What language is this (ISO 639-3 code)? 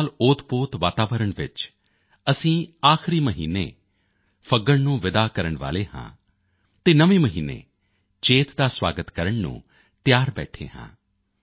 pan